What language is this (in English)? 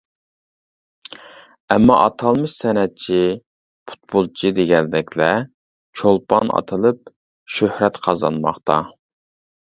Uyghur